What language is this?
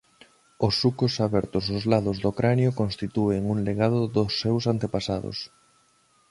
Galician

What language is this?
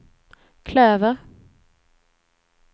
Swedish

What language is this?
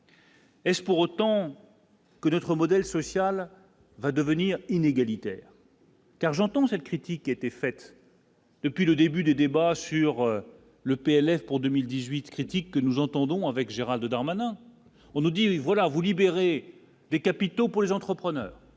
French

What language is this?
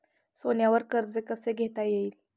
Marathi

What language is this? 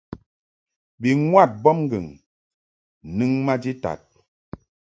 Mungaka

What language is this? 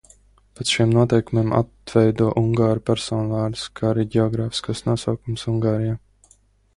Latvian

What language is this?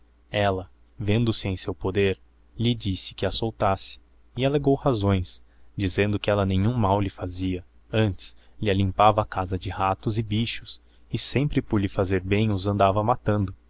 Portuguese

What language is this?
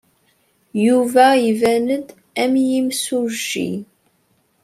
Kabyle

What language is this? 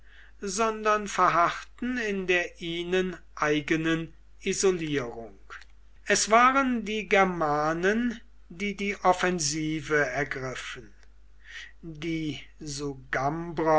German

